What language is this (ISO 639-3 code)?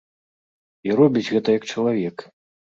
bel